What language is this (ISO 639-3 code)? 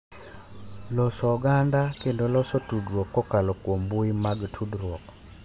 luo